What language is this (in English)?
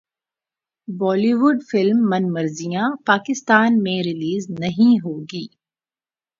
Urdu